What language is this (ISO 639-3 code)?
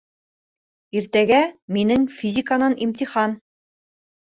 bak